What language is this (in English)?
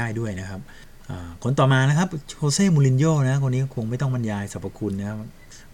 Thai